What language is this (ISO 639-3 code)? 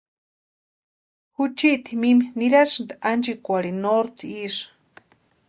pua